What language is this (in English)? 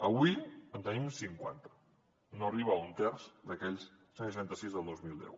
Catalan